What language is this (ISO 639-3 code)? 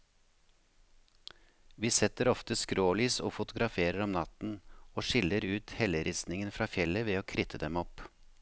nor